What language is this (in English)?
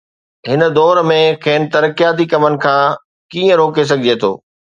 Sindhi